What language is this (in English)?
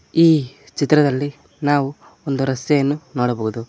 Kannada